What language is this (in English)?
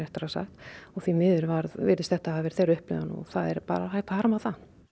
Icelandic